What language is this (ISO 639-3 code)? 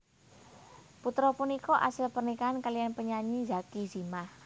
jav